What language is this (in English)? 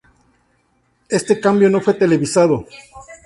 Spanish